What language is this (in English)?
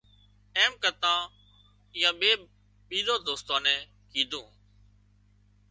Wadiyara Koli